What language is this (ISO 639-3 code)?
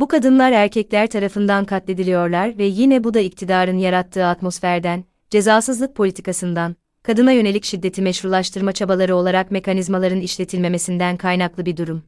tur